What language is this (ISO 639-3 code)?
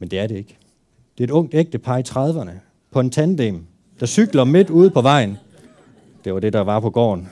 dan